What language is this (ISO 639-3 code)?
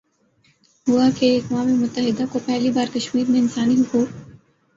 urd